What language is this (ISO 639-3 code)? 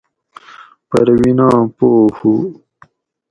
gwc